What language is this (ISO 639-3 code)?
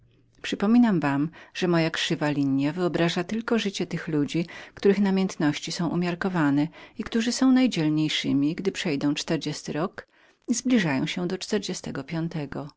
pol